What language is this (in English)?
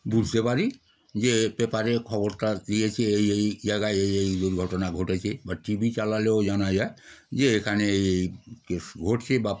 Bangla